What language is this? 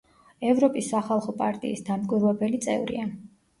Georgian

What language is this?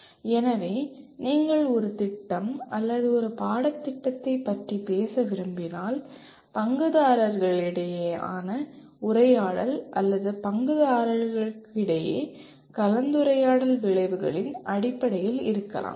Tamil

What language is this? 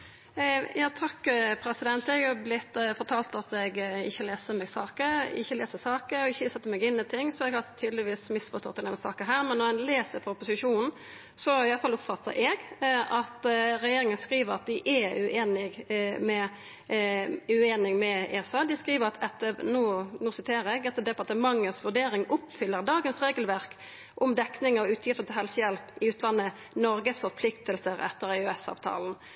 Norwegian Nynorsk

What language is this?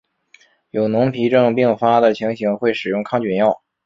Chinese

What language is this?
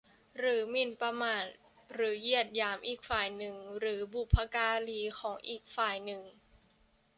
Thai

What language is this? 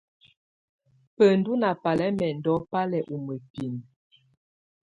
Tunen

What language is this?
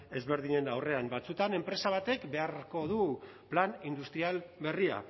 Basque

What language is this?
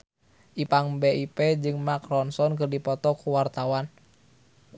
Sundanese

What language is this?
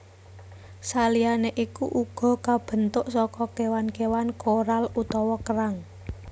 Javanese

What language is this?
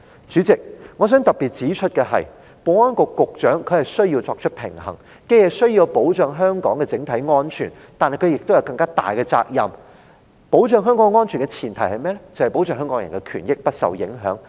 Cantonese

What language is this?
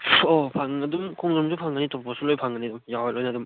Manipuri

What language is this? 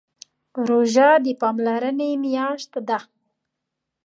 Pashto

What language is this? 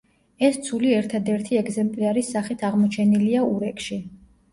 Georgian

